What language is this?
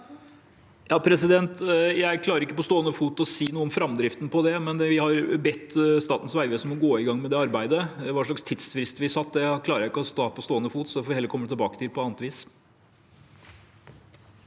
Norwegian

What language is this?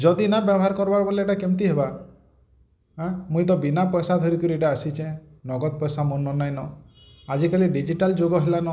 Odia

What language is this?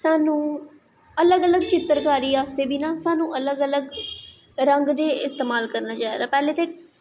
Dogri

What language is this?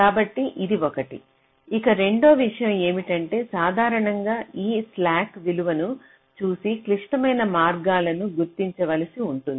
Telugu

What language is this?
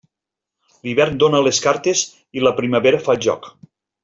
Catalan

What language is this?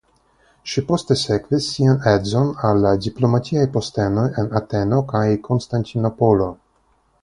Esperanto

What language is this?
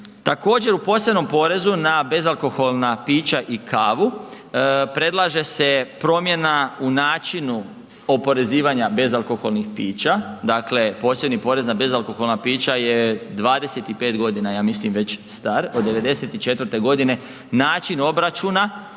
Croatian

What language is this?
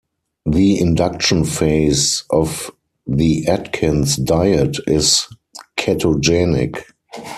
English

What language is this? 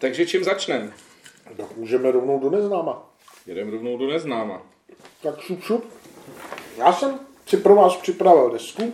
Czech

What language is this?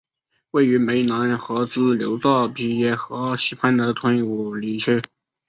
Chinese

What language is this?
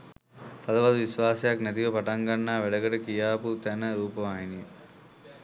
Sinhala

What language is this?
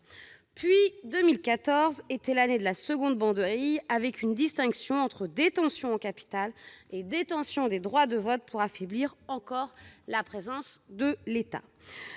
French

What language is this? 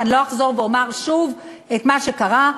Hebrew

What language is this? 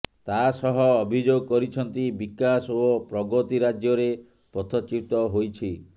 Odia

